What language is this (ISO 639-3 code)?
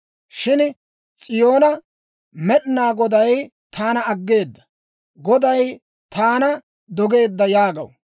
dwr